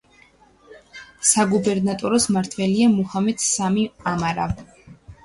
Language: Georgian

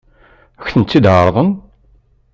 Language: Kabyle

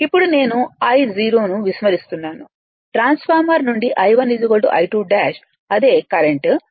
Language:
Telugu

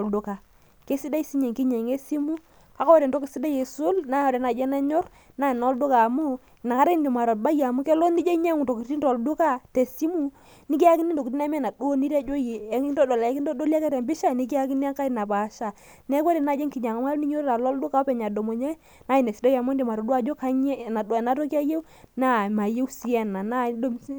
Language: Masai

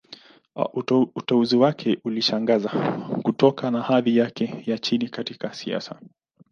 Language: Swahili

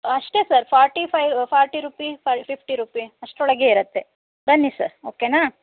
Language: Kannada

